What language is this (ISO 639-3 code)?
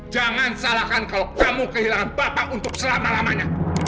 ind